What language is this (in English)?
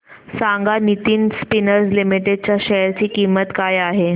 Marathi